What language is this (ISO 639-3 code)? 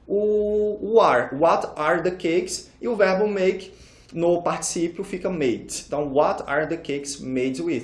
por